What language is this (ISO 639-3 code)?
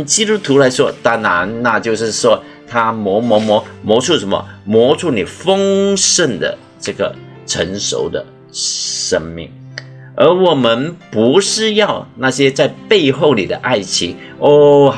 zho